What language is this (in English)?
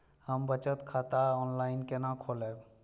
Maithili